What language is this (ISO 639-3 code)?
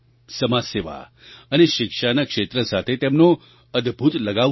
guj